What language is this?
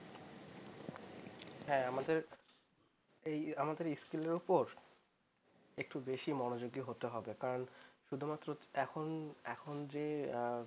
Bangla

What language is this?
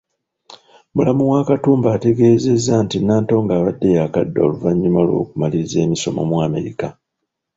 Ganda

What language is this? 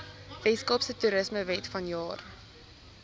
Afrikaans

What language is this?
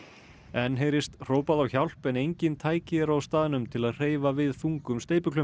Icelandic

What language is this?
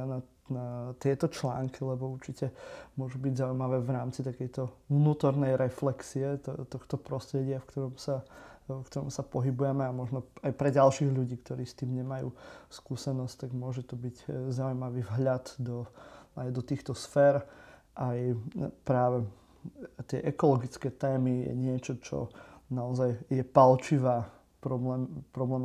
Slovak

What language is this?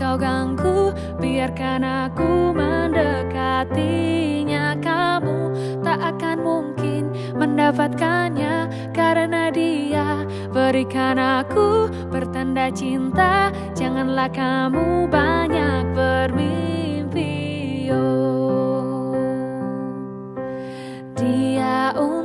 Indonesian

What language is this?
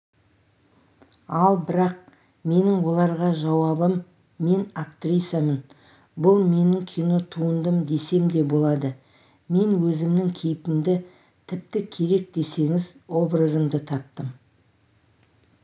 Kazakh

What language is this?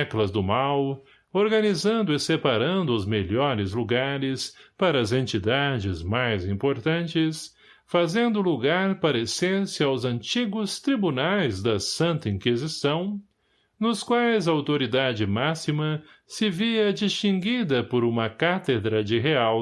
Portuguese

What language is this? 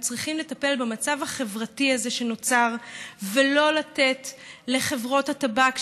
Hebrew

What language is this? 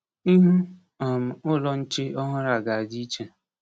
Igbo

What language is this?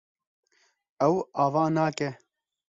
Kurdish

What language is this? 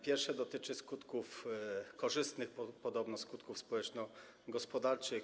Polish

